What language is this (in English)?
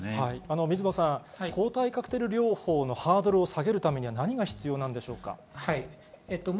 Japanese